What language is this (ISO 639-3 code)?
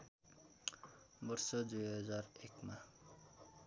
nep